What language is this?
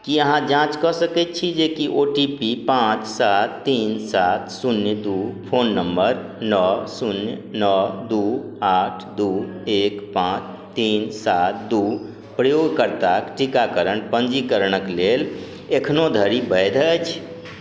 Maithili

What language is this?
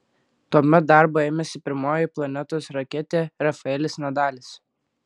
Lithuanian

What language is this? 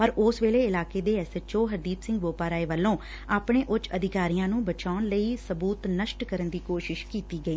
Punjabi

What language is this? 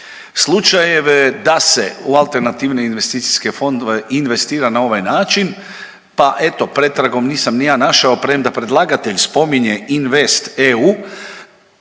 Croatian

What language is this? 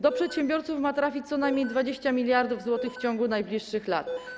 Polish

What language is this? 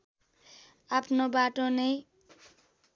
Nepali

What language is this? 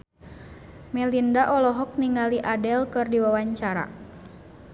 Sundanese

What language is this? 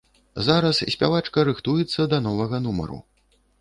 Belarusian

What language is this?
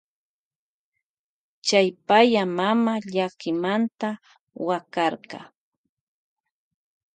Loja Highland Quichua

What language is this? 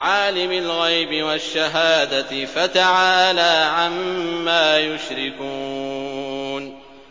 Arabic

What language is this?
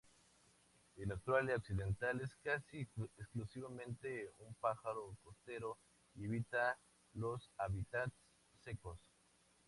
Spanish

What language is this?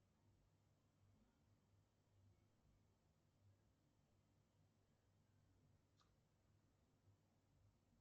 Russian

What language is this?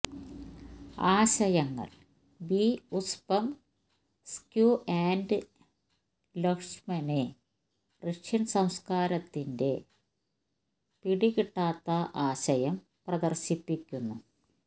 Malayalam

